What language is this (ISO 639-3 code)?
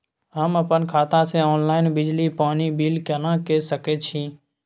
mai